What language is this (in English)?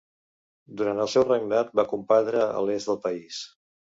Catalan